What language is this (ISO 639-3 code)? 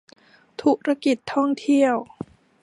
tha